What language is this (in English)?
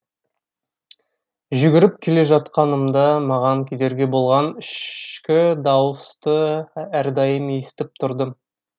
Kazakh